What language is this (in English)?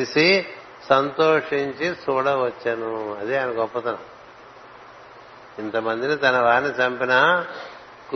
Telugu